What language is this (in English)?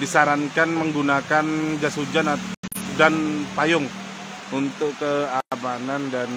Indonesian